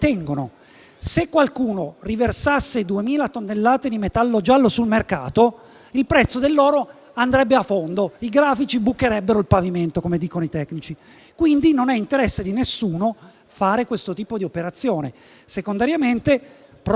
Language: Italian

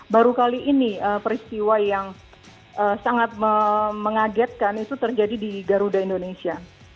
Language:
Indonesian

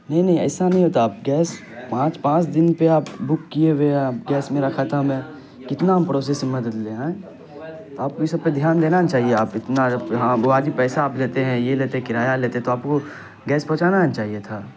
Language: Urdu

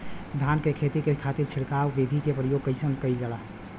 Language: Bhojpuri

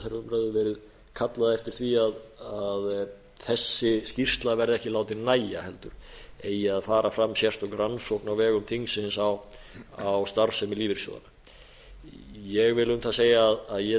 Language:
Icelandic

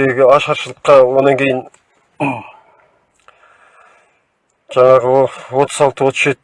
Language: Turkish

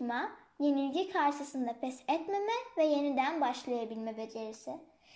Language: Turkish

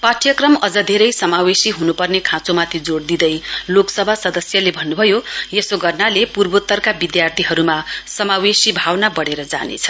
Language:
Nepali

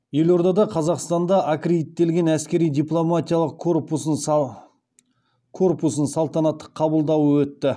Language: Kazakh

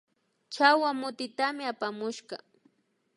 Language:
Imbabura Highland Quichua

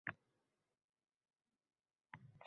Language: Uzbek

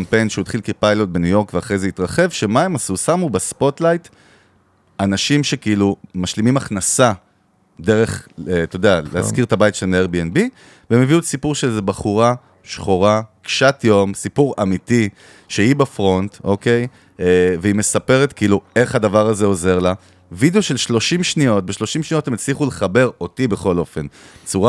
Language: Hebrew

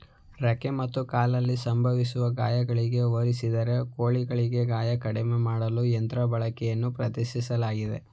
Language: Kannada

